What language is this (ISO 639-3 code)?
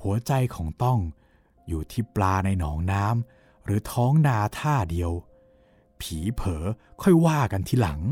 tha